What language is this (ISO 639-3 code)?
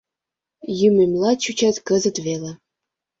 chm